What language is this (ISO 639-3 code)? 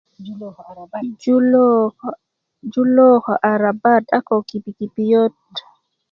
ukv